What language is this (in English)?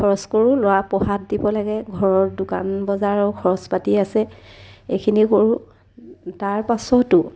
Assamese